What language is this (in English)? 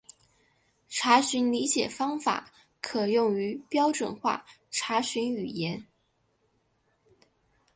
Chinese